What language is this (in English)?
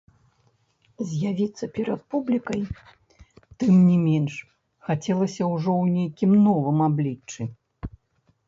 Belarusian